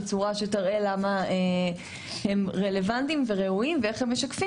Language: Hebrew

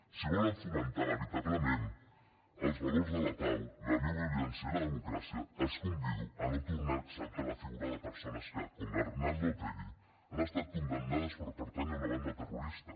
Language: Catalan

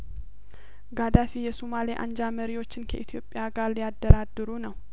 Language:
Amharic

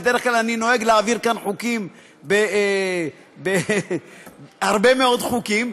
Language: Hebrew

